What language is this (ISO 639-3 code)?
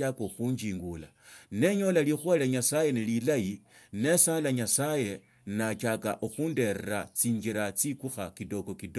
lto